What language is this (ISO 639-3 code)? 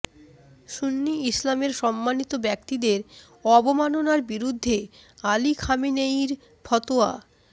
ben